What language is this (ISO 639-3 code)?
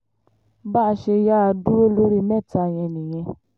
yor